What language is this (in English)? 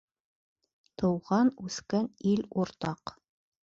Bashkir